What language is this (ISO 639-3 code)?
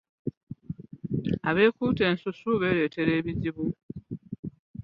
lug